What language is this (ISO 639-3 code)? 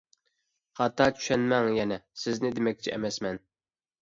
uig